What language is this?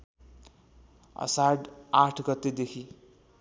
Nepali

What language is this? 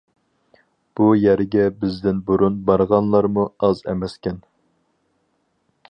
Uyghur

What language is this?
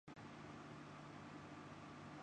Urdu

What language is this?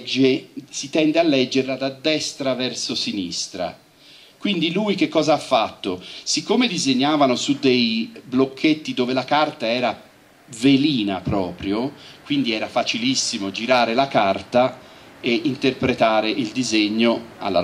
Italian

